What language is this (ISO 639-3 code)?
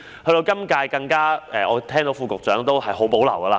yue